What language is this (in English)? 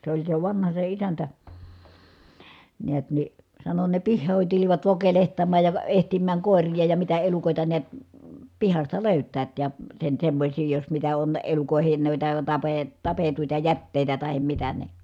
Finnish